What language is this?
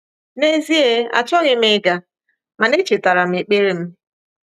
Igbo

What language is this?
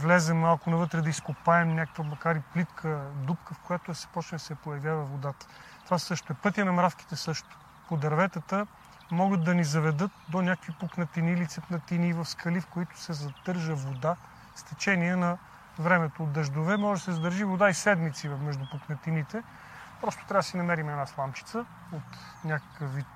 Bulgarian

